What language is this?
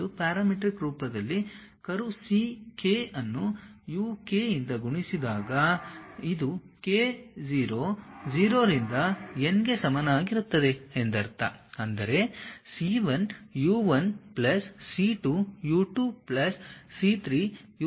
Kannada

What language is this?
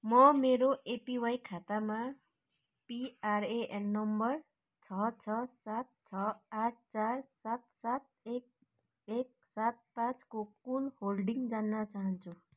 Nepali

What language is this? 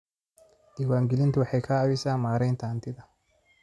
Somali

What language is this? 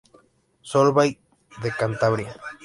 Spanish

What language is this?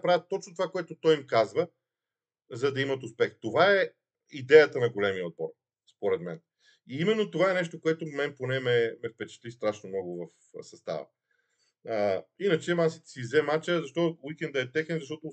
Bulgarian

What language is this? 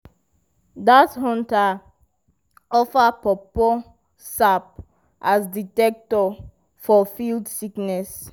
Nigerian Pidgin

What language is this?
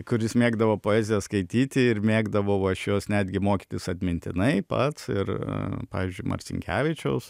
Lithuanian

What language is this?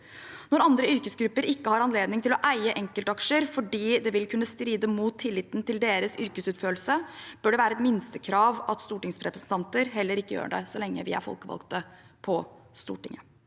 Norwegian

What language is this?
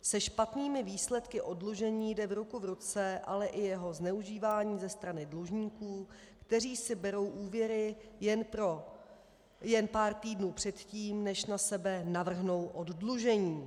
Czech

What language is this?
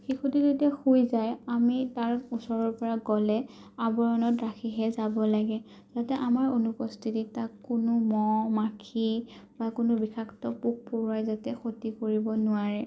Assamese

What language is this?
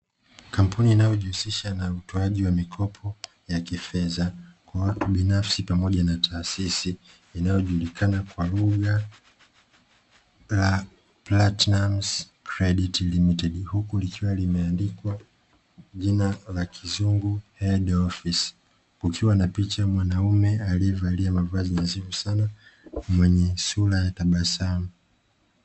Swahili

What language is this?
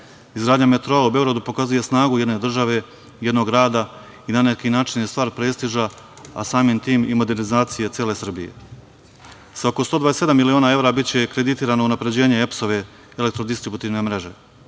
Serbian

